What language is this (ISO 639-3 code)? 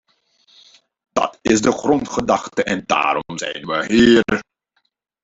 nld